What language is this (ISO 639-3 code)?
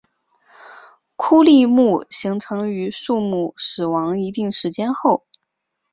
zho